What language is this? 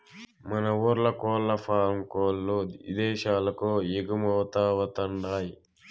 Telugu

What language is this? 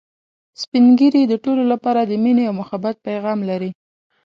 Pashto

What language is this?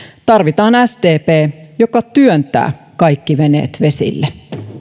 Finnish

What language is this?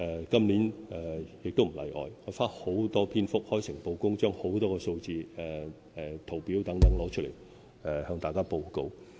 Cantonese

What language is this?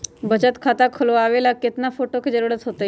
Magahi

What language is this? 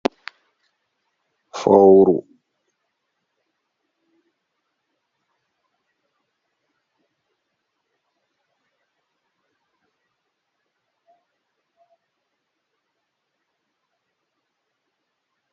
Fula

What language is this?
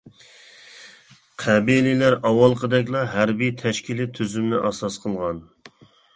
Uyghur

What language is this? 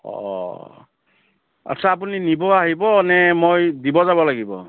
Assamese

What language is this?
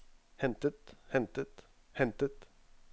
Norwegian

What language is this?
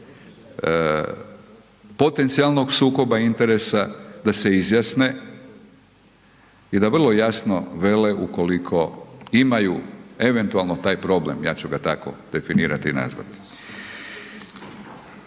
Croatian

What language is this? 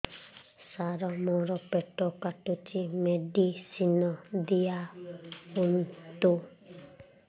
Odia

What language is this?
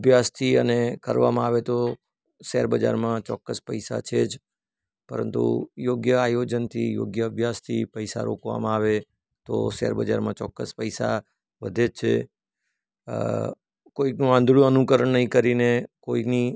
Gujarati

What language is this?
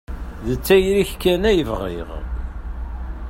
Kabyle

